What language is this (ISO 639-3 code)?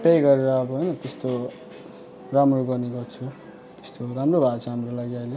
nep